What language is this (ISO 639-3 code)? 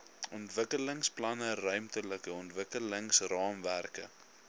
afr